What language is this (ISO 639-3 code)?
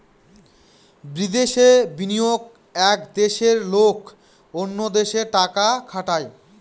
ben